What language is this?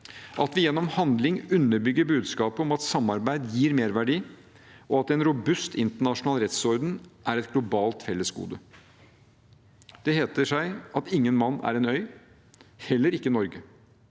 Norwegian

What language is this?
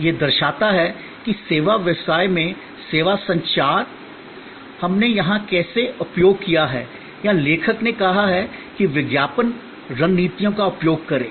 Hindi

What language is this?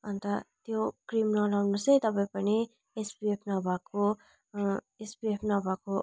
Nepali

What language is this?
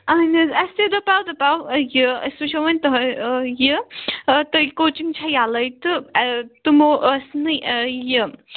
Kashmiri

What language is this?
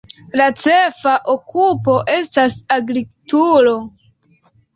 Esperanto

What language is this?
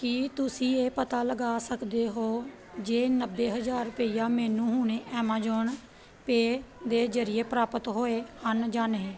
Punjabi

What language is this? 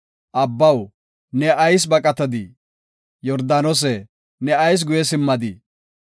Gofa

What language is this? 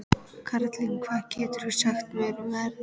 Icelandic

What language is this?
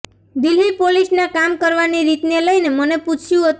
Gujarati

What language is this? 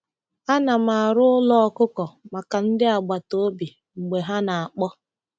Igbo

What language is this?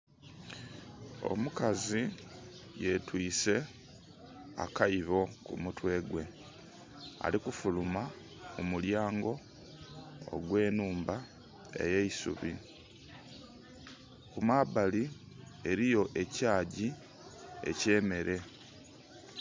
Soga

